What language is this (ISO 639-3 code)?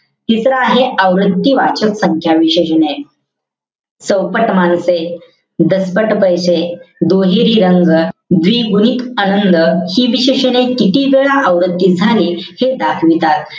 mar